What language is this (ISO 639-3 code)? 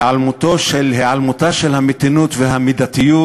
heb